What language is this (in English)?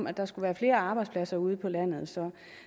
Danish